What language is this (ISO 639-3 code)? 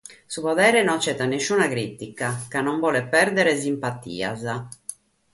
srd